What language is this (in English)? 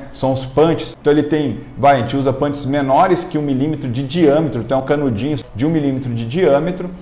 Portuguese